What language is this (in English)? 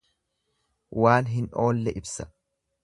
Oromo